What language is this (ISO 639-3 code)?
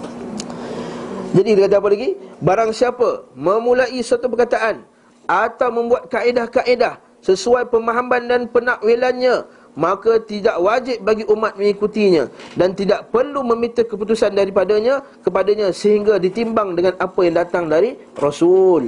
msa